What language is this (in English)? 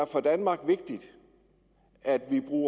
Danish